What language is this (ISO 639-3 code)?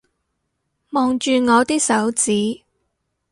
yue